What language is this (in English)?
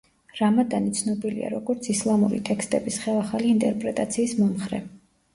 Georgian